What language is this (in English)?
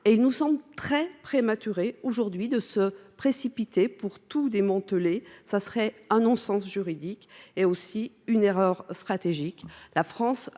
French